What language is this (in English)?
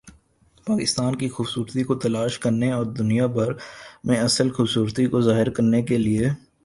Urdu